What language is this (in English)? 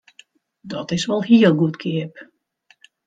Western Frisian